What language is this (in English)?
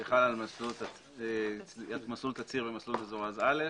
Hebrew